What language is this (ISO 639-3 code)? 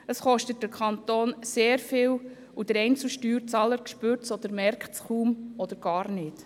gsw